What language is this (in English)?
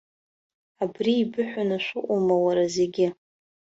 Abkhazian